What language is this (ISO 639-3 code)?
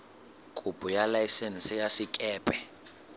sot